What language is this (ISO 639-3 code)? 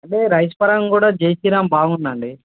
tel